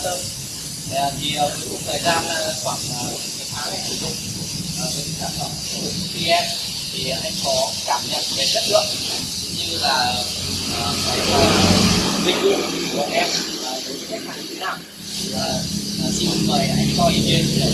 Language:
Vietnamese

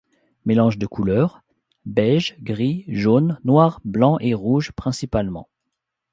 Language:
French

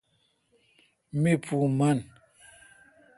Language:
Kalkoti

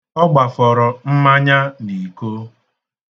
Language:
Igbo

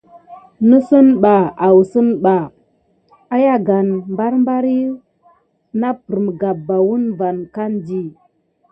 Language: Gidar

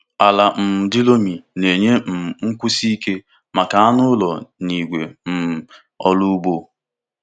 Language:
Igbo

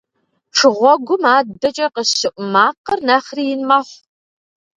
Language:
Kabardian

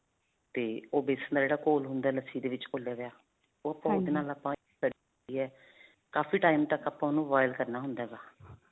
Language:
Punjabi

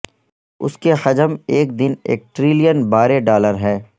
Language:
Urdu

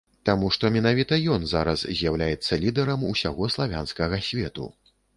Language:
Belarusian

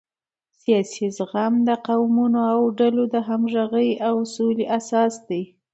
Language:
Pashto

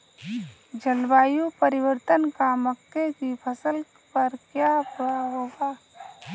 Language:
Hindi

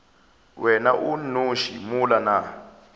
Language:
Northern Sotho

